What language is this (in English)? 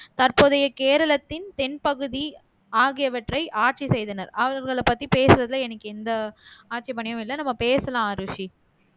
Tamil